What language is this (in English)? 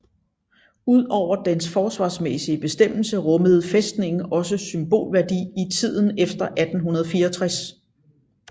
Danish